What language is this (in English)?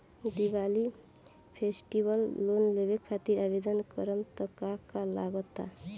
Bhojpuri